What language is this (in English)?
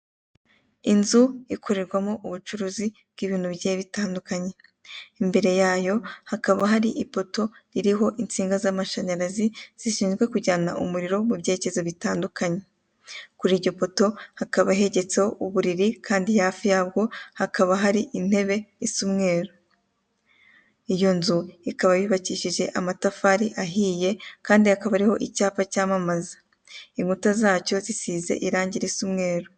Kinyarwanda